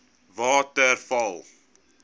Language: Afrikaans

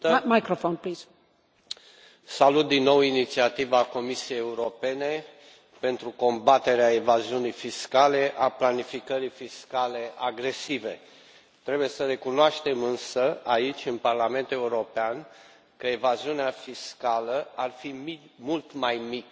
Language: Romanian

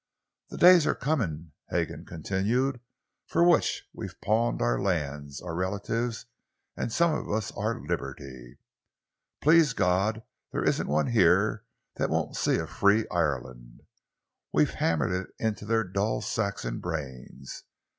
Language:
English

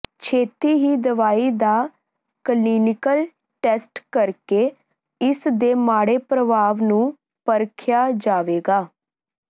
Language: Punjabi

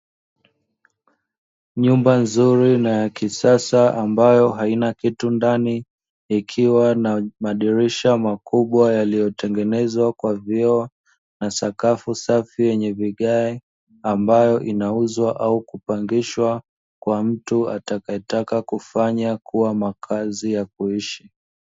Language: Swahili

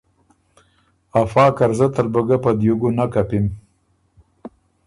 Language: Ormuri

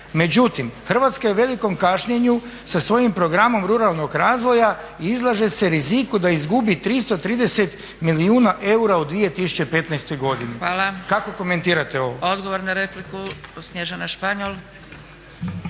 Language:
Croatian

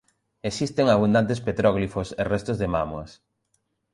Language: Galician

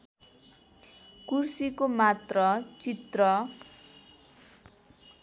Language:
Nepali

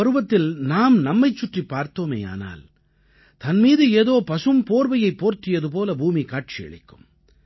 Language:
Tamil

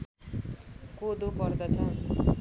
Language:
Nepali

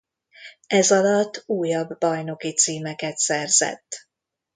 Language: Hungarian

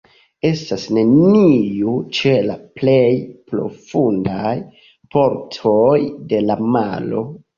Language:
Esperanto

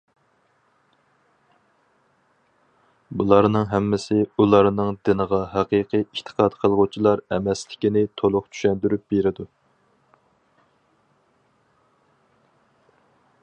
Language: Uyghur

